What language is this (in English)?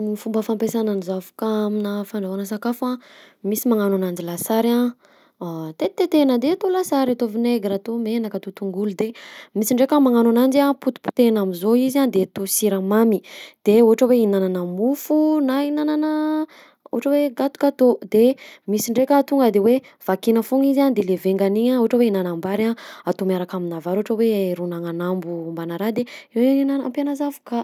Southern Betsimisaraka Malagasy